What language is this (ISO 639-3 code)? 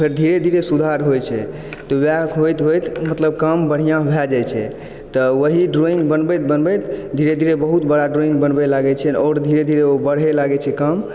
mai